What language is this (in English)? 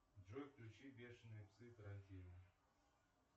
Russian